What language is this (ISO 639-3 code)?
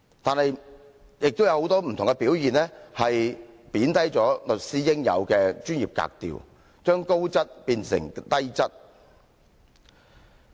yue